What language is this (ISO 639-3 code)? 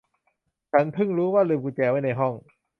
tha